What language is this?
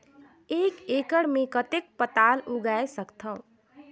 Chhattisgarhi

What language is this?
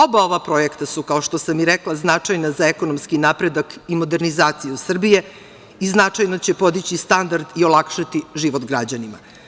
Serbian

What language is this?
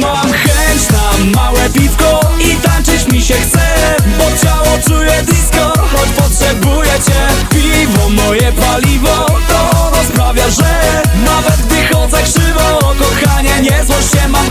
Polish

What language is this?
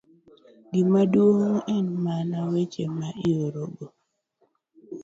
Luo (Kenya and Tanzania)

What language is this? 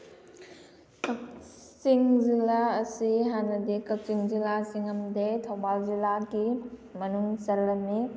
Manipuri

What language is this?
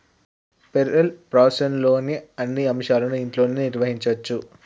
Telugu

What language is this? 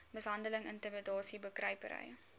Afrikaans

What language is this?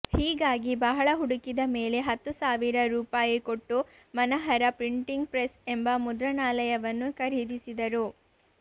Kannada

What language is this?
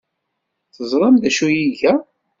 Kabyle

